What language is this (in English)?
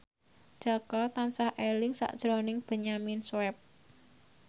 Javanese